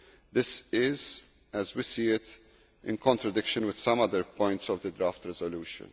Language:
English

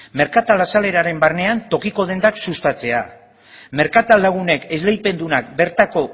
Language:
Basque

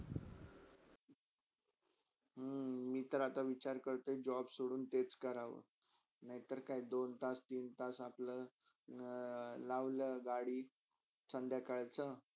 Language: Marathi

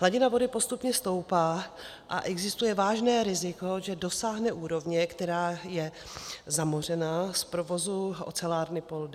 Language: Czech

